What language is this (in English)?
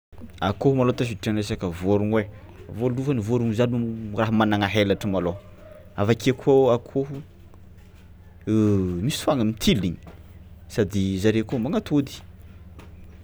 Tsimihety Malagasy